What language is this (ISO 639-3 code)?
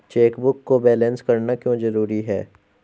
hin